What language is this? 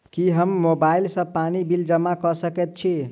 Maithili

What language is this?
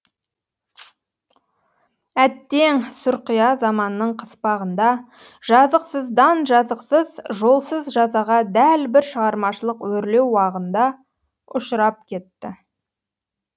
Kazakh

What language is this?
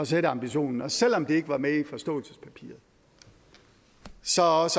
Danish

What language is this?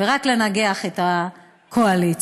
Hebrew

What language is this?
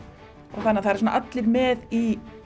Icelandic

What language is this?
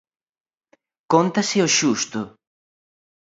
Galician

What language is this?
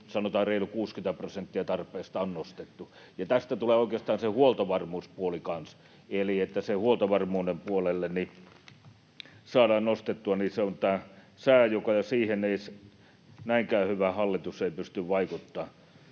Finnish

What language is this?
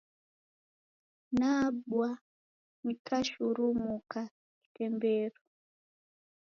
Taita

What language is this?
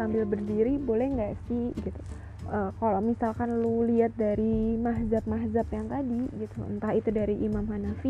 Indonesian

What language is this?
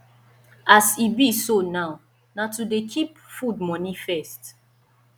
Nigerian Pidgin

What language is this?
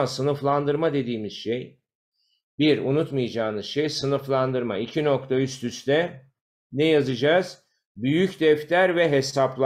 Turkish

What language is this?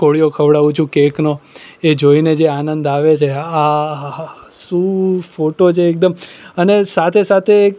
Gujarati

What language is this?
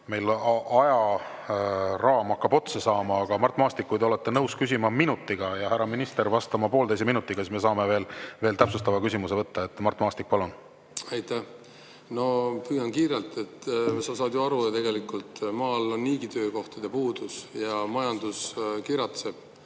Estonian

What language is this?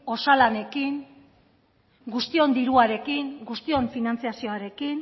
Basque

